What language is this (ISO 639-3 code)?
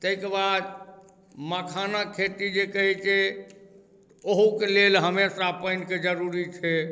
mai